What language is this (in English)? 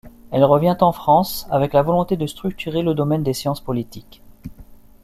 French